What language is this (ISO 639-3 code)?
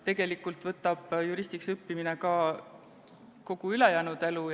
est